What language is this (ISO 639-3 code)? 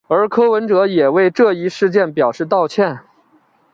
zho